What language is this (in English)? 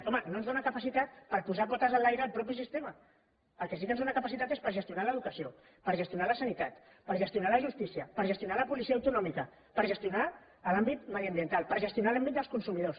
Catalan